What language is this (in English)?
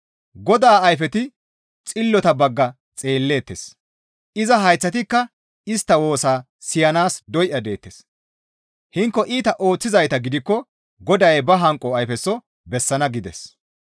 Gamo